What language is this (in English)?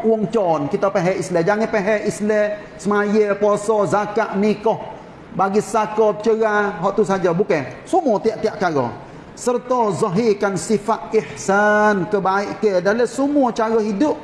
Malay